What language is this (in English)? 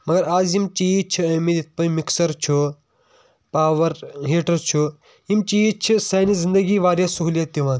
Kashmiri